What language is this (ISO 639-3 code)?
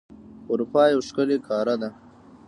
pus